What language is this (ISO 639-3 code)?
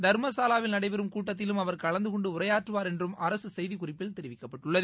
tam